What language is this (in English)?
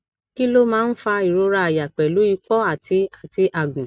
Yoruba